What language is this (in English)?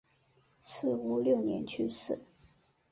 Chinese